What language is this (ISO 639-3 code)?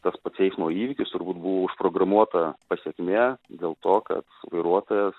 lit